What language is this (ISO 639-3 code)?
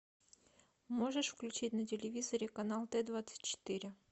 rus